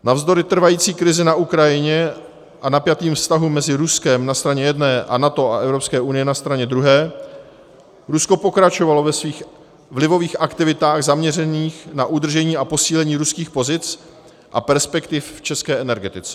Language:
Czech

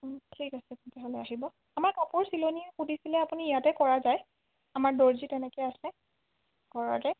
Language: Assamese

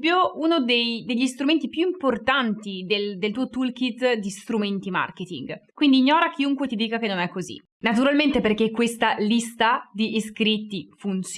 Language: Italian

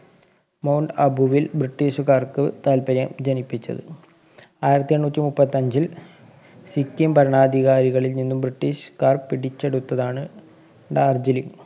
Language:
Malayalam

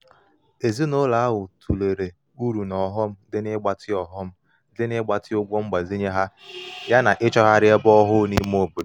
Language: Igbo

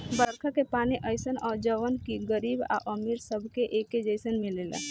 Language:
Bhojpuri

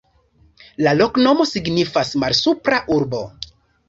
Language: Esperanto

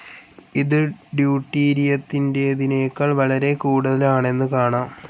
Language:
Malayalam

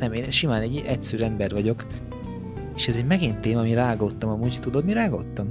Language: Hungarian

